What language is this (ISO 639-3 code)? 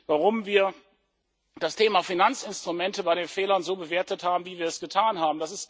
deu